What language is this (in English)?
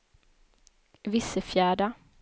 Swedish